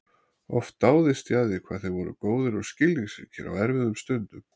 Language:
Icelandic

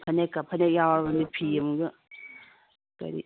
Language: Manipuri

